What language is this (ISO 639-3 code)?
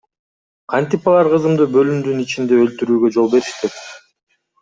kir